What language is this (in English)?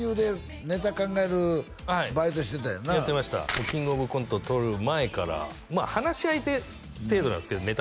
Japanese